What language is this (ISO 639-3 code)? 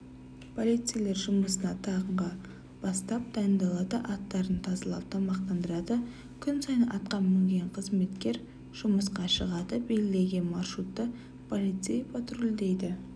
kaz